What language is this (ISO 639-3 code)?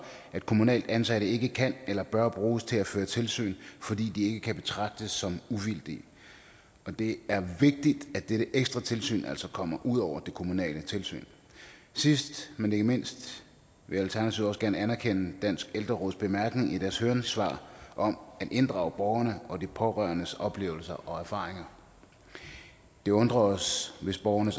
dan